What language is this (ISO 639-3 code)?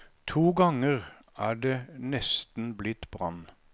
nor